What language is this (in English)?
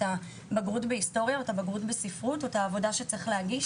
Hebrew